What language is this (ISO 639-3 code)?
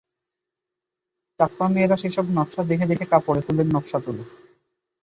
ben